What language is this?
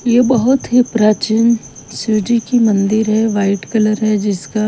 Hindi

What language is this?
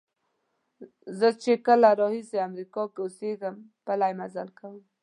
Pashto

